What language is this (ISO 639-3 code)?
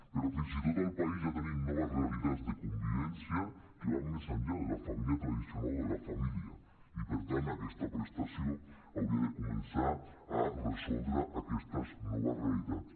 cat